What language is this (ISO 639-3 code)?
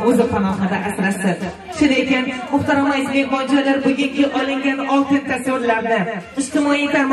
tur